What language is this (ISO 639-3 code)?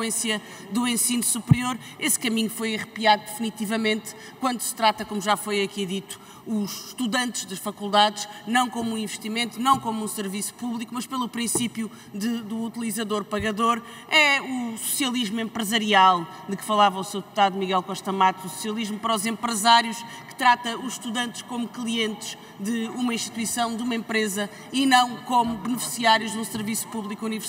por